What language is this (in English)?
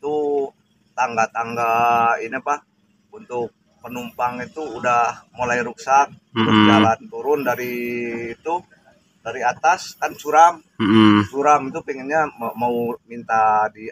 Indonesian